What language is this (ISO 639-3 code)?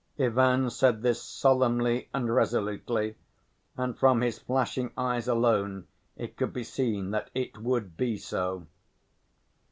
eng